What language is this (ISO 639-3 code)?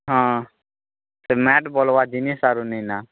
ori